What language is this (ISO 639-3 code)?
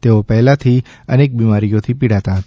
guj